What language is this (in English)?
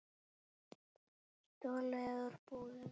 Icelandic